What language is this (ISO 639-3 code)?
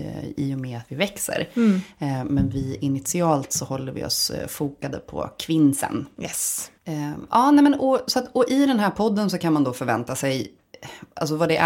swe